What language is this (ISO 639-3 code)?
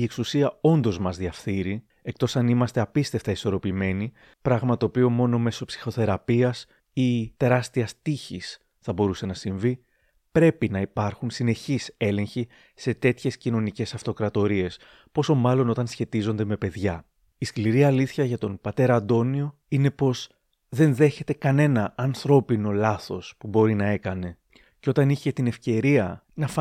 ell